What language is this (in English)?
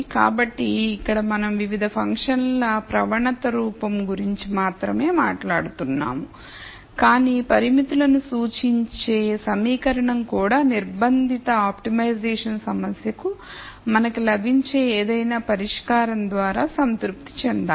Telugu